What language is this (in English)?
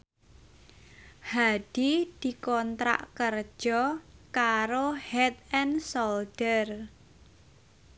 Javanese